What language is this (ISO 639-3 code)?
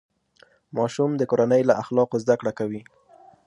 pus